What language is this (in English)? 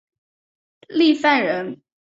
Chinese